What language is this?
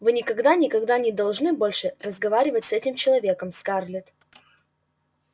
Russian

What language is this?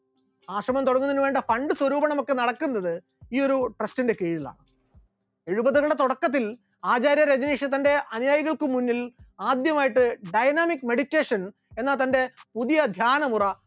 Malayalam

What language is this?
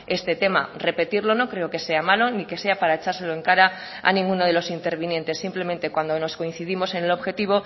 Spanish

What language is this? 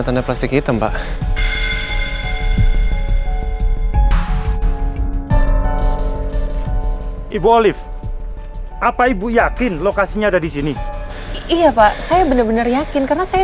Indonesian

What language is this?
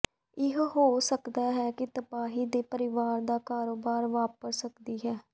Punjabi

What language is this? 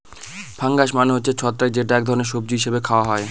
Bangla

